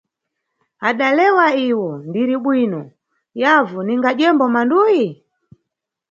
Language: Nyungwe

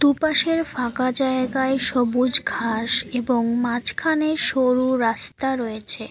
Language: Bangla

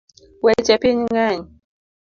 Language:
Luo (Kenya and Tanzania)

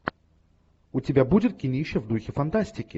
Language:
Russian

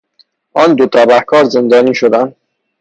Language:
Persian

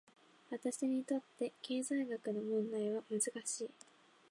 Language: Japanese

